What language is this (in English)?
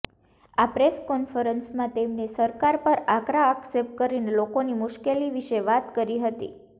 Gujarati